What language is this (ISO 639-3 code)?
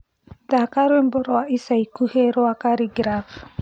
kik